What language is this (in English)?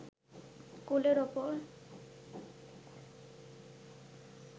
Bangla